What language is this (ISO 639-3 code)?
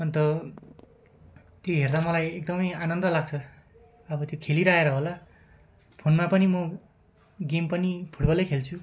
nep